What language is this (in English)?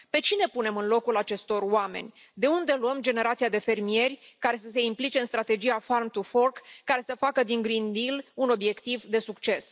Romanian